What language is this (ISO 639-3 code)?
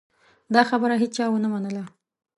pus